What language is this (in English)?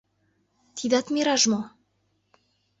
Mari